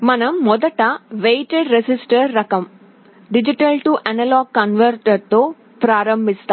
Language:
Telugu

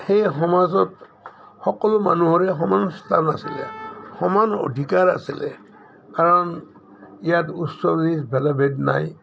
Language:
Assamese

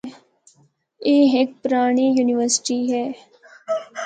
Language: Northern Hindko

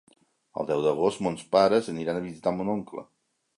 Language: Catalan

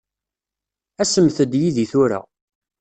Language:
Kabyle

